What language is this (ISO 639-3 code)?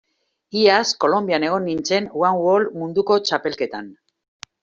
eus